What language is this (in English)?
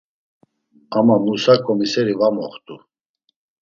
Laz